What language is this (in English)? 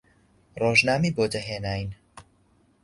Central Kurdish